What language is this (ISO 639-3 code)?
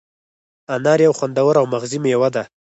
pus